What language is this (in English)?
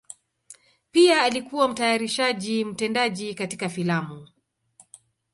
Swahili